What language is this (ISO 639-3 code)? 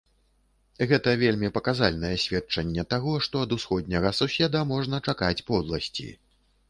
bel